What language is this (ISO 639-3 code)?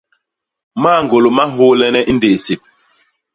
bas